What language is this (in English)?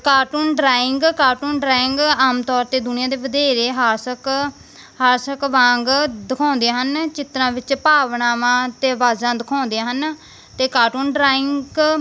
Punjabi